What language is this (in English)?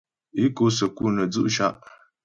Ghomala